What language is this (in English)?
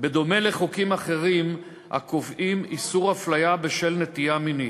Hebrew